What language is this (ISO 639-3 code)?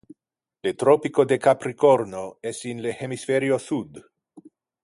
ina